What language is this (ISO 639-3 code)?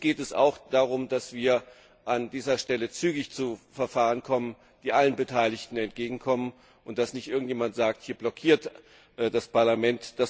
deu